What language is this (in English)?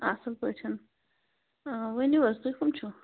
Kashmiri